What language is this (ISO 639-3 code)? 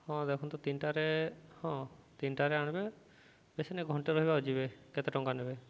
ori